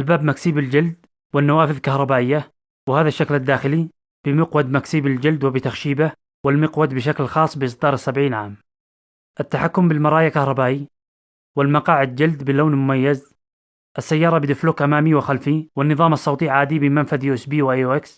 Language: Arabic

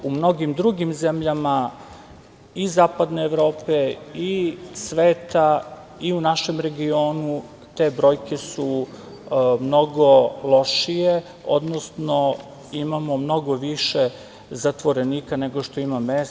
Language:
Serbian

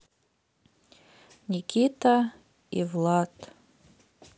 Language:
Russian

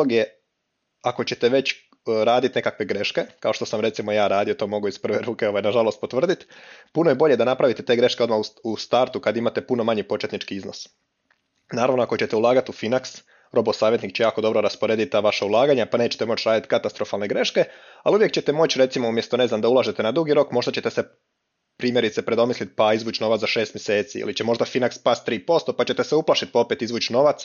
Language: Croatian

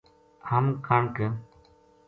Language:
Gujari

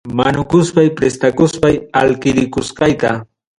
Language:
Ayacucho Quechua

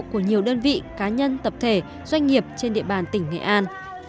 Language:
Vietnamese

